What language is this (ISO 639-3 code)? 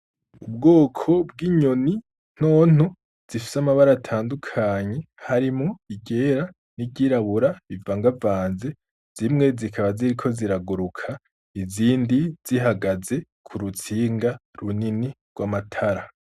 run